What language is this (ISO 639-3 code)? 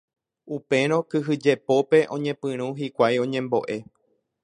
grn